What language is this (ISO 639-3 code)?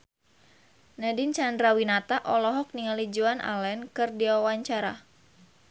sun